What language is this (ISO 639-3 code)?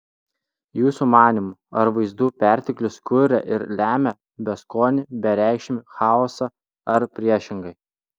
lit